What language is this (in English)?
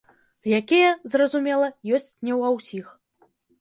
Belarusian